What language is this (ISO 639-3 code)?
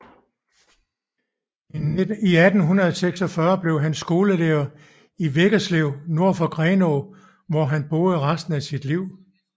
dan